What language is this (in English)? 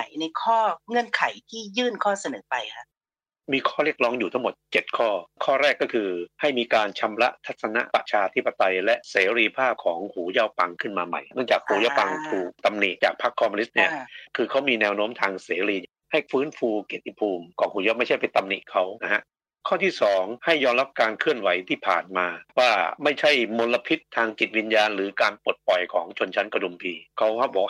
Thai